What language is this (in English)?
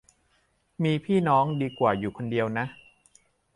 Thai